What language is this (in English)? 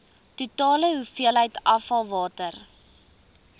Afrikaans